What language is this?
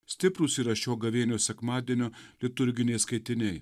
Lithuanian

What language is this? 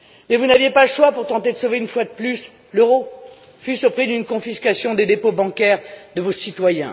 French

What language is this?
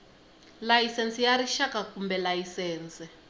Tsonga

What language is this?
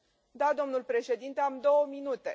Romanian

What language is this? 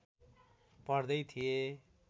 Nepali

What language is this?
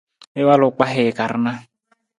Nawdm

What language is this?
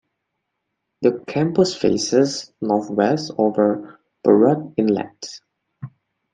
English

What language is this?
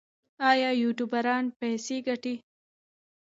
Pashto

